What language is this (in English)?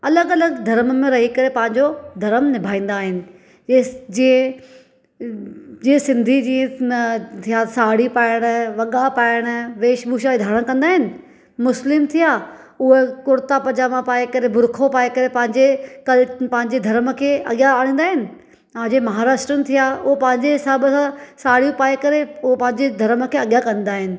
Sindhi